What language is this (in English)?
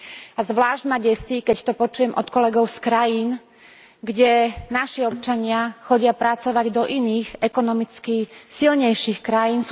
Slovak